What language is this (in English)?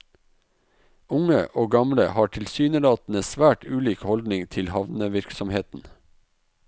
Norwegian